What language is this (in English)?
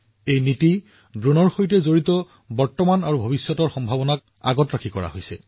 Assamese